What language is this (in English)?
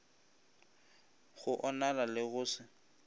Northern Sotho